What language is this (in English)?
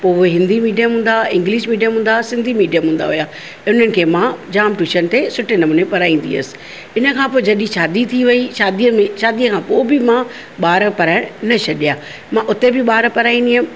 Sindhi